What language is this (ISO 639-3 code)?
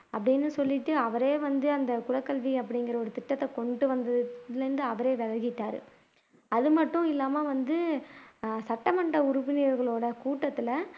tam